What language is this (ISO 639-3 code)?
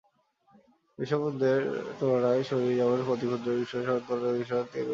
ben